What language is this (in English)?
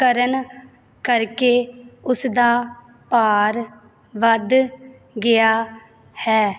Punjabi